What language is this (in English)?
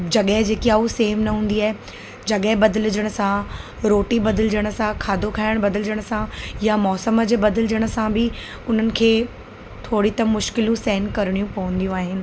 Sindhi